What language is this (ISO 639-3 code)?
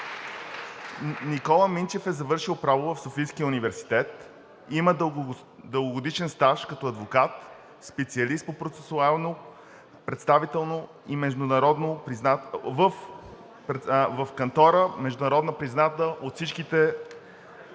bul